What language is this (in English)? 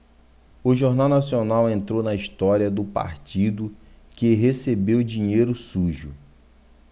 Portuguese